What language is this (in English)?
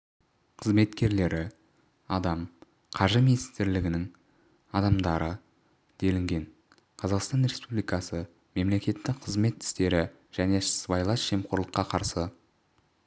Kazakh